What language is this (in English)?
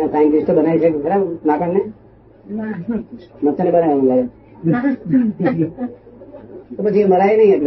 Gujarati